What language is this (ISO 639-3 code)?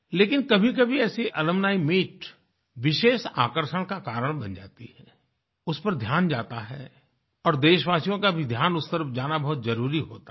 hin